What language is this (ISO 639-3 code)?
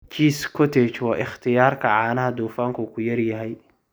som